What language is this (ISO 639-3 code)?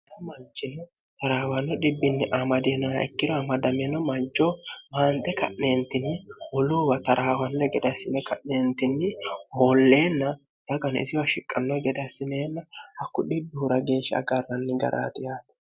sid